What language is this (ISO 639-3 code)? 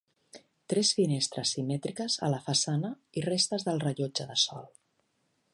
cat